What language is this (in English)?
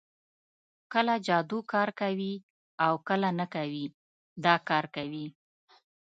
Pashto